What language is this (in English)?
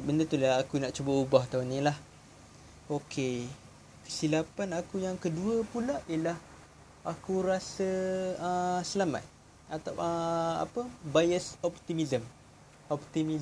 Malay